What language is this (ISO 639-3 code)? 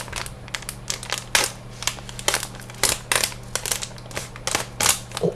jpn